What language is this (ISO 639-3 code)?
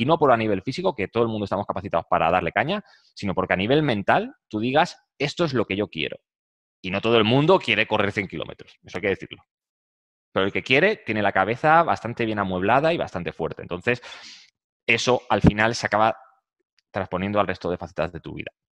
spa